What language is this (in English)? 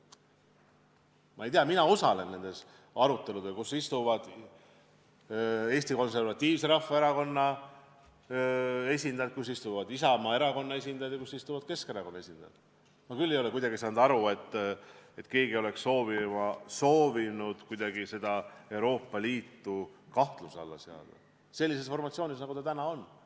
Estonian